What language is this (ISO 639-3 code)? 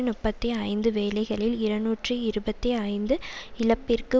tam